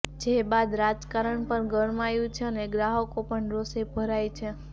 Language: Gujarati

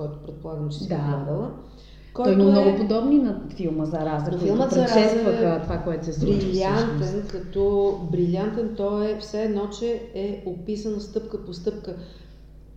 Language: Bulgarian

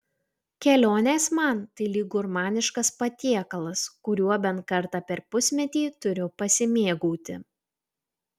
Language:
Lithuanian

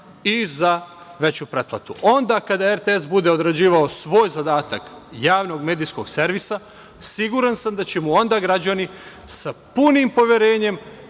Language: Serbian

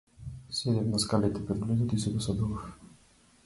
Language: Macedonian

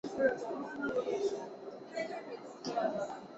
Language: Chinese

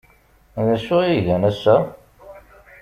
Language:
Kabyle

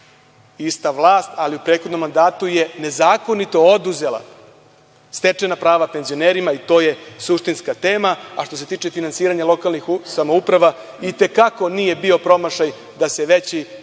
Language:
Serbian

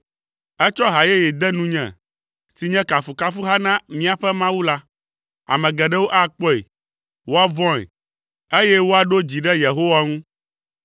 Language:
Ewe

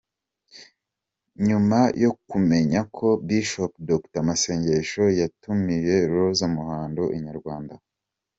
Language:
Kinyarwanda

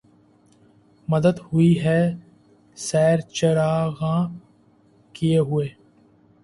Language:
Urdu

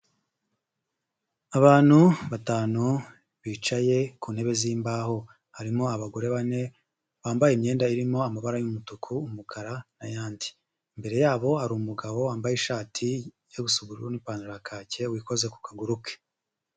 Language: Kinyarwanda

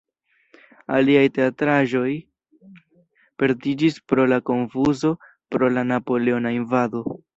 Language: Esperanto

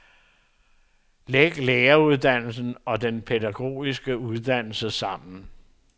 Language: Danish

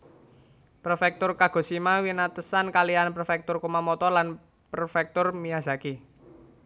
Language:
Javanese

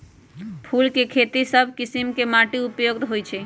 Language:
Magahi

